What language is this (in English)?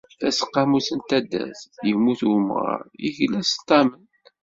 Kabyle